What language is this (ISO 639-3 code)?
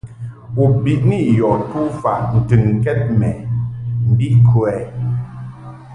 mhk